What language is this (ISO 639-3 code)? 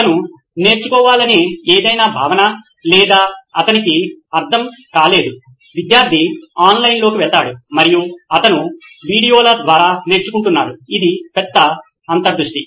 tel